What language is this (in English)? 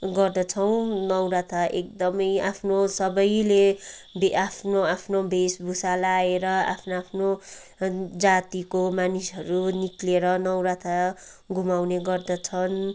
Nepali